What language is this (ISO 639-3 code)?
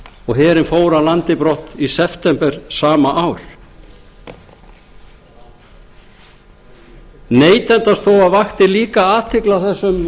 isl